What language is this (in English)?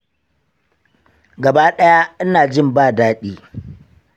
Hausa